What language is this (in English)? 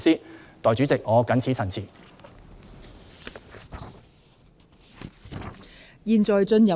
Cantonese